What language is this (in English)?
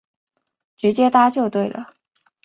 Chinese